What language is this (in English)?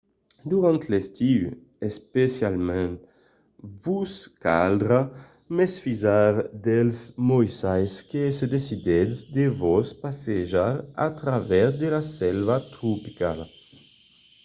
Occitan